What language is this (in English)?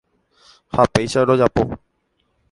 Guarani